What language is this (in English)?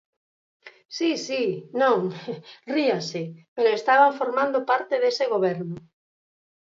Galician